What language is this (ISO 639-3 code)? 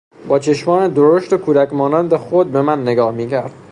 fas